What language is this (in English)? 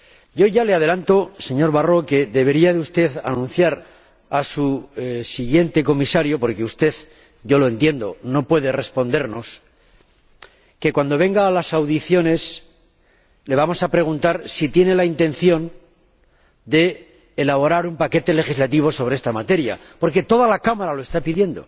Spanish